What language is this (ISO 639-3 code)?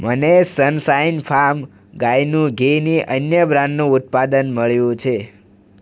guj